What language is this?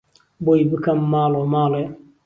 Central Kurdish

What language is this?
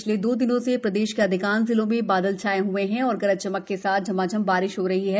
Hindi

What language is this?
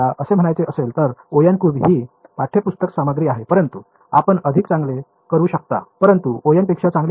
Marathi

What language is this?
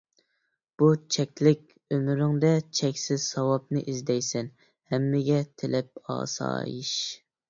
Uyghur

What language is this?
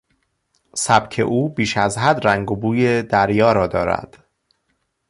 Persian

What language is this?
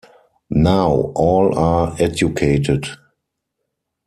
English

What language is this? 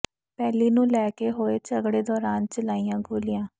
Punjabi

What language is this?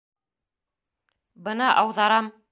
Bashkir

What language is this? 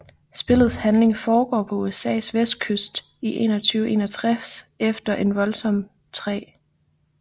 Danish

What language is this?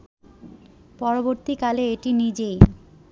Bangla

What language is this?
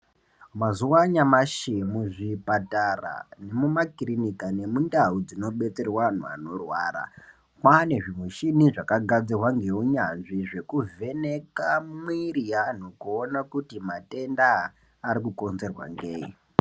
Ndau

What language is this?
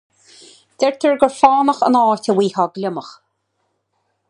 Irish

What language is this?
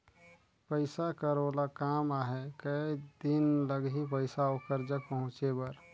Chhattisgarhi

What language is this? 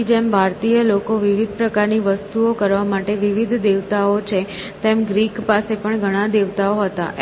Gujarati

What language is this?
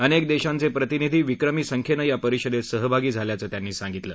Marathi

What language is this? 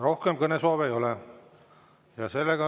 Estonian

